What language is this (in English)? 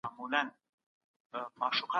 Pashto